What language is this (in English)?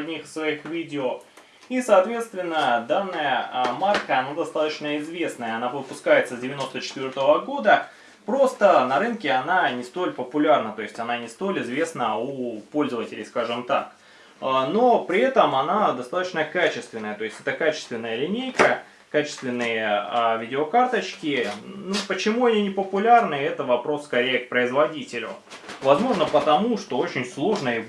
Russian